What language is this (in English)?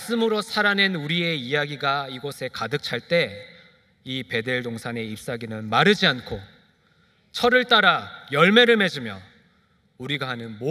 Korean